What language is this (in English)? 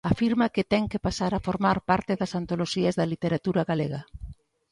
Galician